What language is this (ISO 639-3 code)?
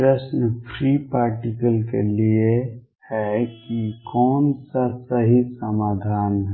hin